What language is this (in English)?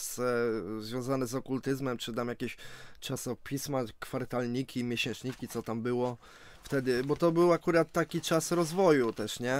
Polish